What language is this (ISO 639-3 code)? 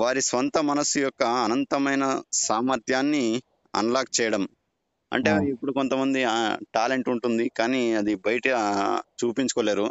tel